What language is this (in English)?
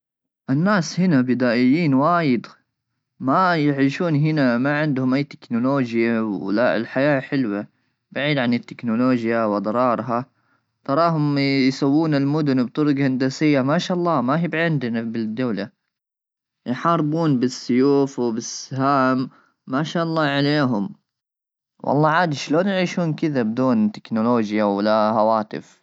Gulf Arabic